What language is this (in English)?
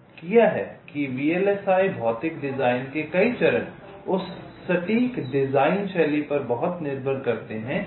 Hindi